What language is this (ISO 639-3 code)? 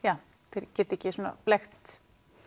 isl